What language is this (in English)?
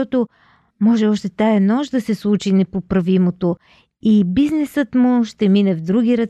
Bulgarian